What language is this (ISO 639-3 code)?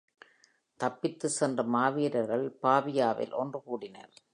tam